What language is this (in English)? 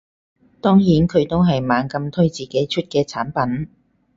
Cantonese